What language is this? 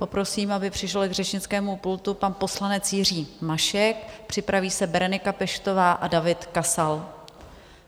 Czech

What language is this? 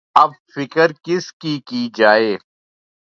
Urdu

